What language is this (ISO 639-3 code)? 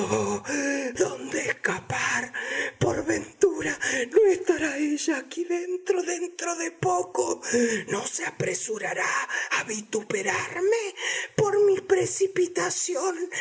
spa